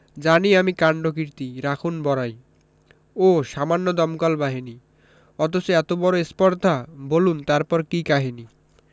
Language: Bangla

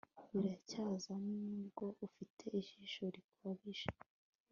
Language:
Kinyarwanda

